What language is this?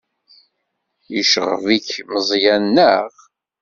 Kabyle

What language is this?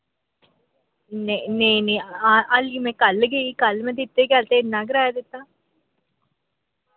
Dogri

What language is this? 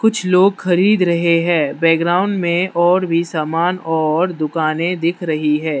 Hindi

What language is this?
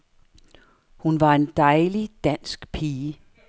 Danish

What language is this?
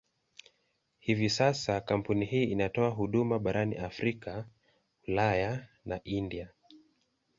Swahili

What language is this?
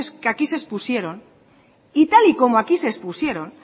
Spanish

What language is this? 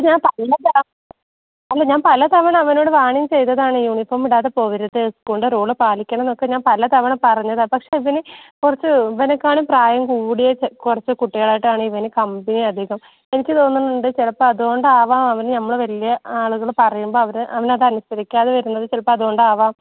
Malayalam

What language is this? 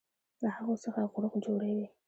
Pashto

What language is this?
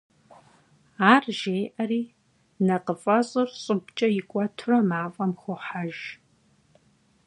Kabardian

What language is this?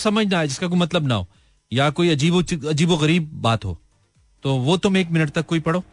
Hindi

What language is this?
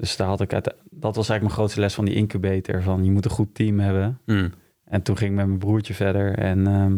Dutch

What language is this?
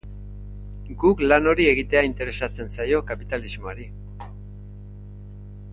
Basque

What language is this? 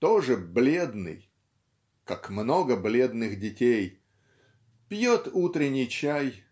Russian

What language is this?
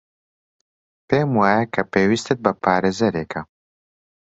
Central Kurdish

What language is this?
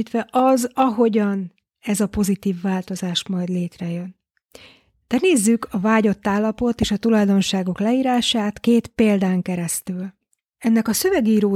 Hungarian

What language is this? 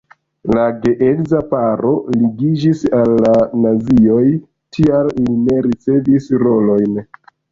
Esperanto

